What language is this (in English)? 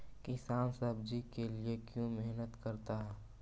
Magahi